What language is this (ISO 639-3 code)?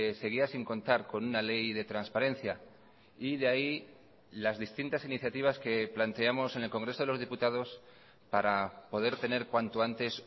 spa